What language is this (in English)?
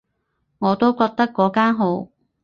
Cantonese